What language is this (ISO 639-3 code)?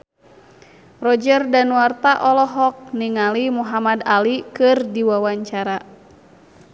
sun